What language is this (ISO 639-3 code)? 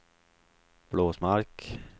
swe